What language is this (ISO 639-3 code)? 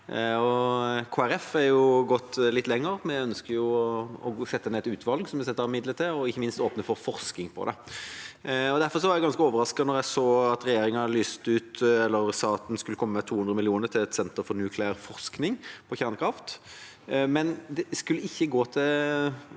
nor